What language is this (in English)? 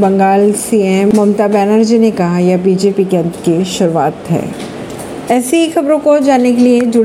Hindi